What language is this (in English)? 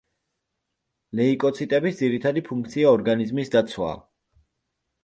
Georgian